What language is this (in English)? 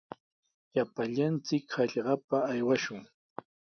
Sihuas Ancash Quechua